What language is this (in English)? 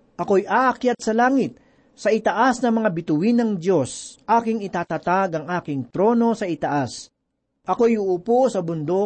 Filipino